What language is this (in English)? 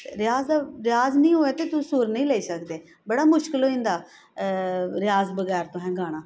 Dogri